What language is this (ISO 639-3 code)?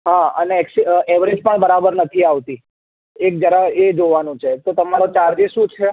guj